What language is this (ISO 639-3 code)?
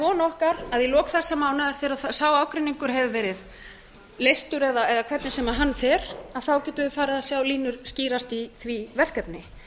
isl